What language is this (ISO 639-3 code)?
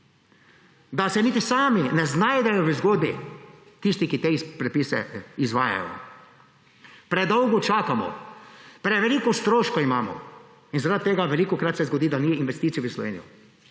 slv